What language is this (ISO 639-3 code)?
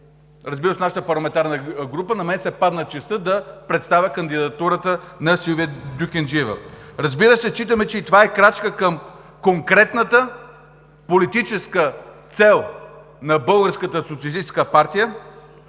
bul